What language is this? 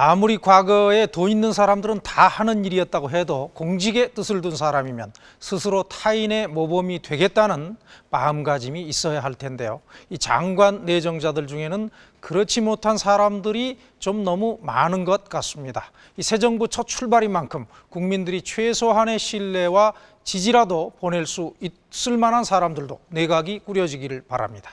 Korean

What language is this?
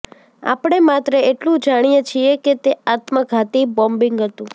Gujarati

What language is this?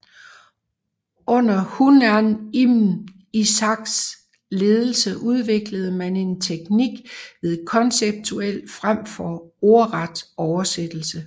Danish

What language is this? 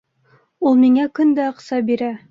Bashkir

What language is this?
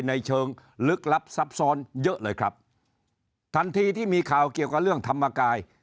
Thai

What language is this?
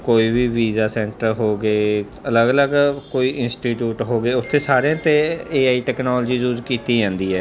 Punjabi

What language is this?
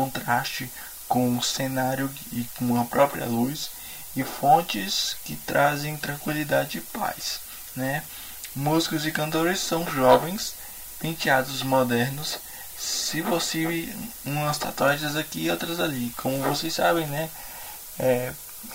Portuguese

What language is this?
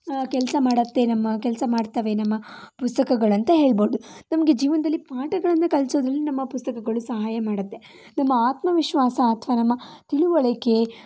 Kannada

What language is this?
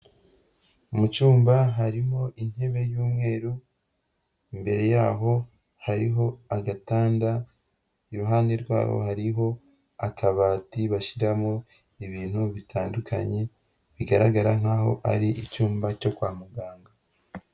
Kinyarwanda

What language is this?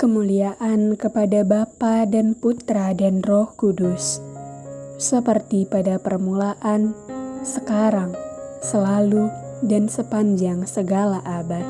Indonesian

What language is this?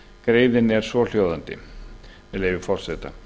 Icelandic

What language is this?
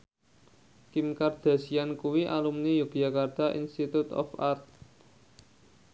Javanese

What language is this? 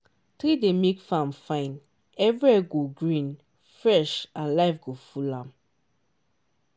Nigerian Pidgin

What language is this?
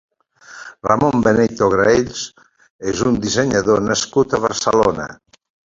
Catalan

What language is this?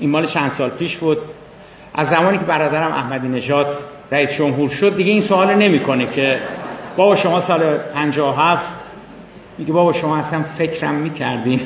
Persian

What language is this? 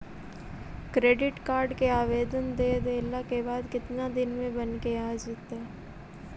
Magahi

